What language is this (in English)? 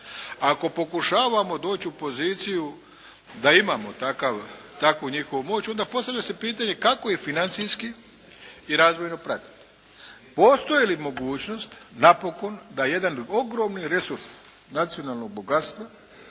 Croatian